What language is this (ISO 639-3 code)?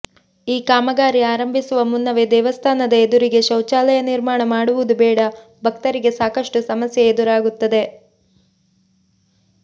kan